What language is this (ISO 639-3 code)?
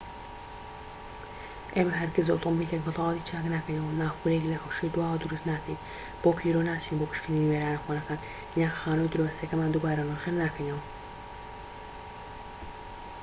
ckb